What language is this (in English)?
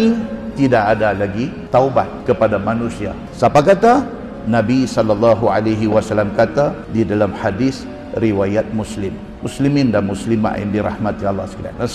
Malay